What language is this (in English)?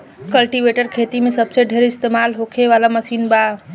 Bhojpuri